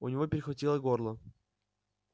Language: Russian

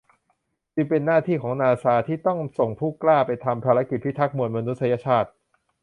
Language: Thai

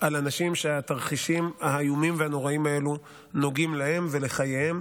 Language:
Hebrew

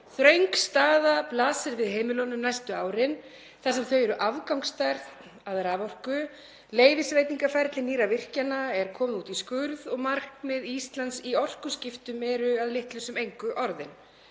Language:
Icelandic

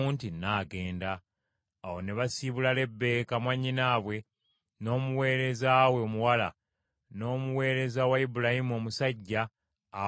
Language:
Ganda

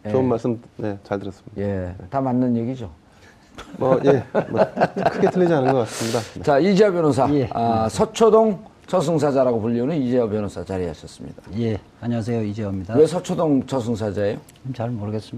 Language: Korean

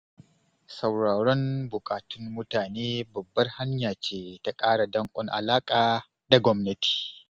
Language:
Hausa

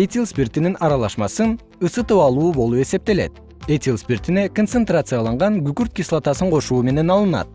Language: Kyrgyz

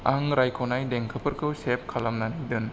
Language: Bodo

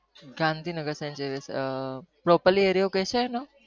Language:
Gujarati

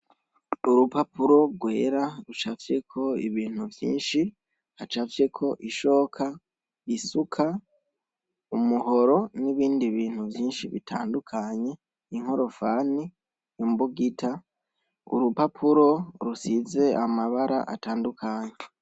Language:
Rundi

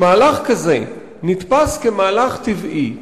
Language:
Hebrew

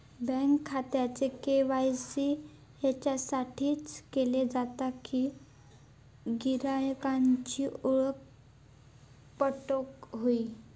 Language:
Marathi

